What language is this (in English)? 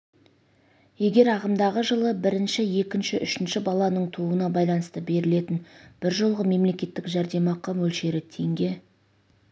Kazakh